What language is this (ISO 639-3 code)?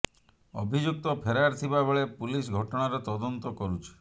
ori